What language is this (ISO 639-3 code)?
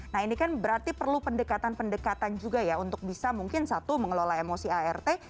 ind